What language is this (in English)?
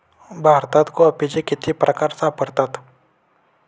Marathi